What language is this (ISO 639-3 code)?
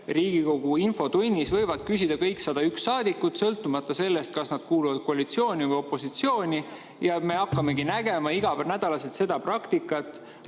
est